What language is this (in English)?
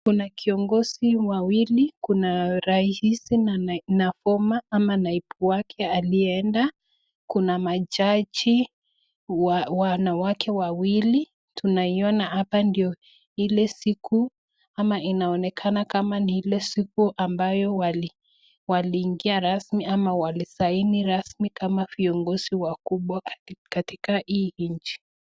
Swahili